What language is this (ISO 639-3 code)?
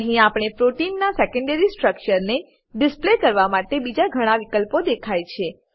guj